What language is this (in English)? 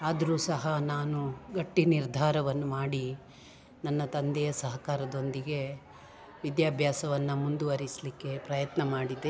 Kannada